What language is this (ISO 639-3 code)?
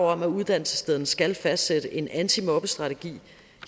dan